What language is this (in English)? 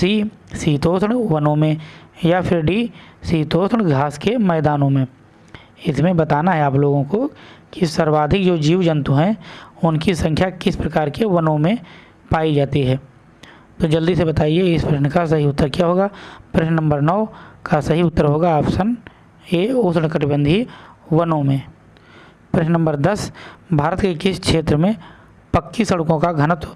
Hindi